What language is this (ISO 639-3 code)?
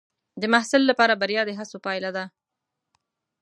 pus